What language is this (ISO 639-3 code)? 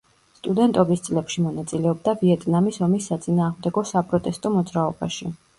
kat